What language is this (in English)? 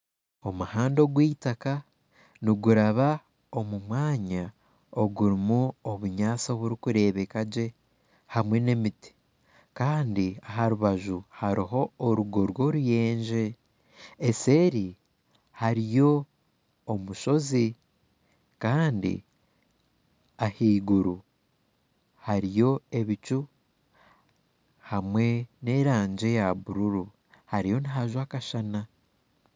Nyankole